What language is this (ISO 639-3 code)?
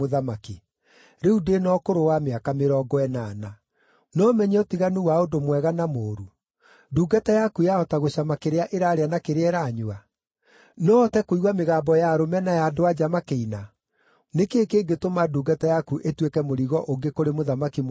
kik